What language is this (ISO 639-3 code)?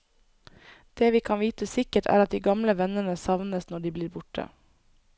nor